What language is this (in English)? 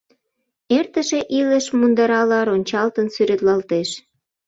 Mari